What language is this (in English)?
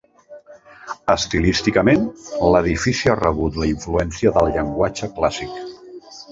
Catalan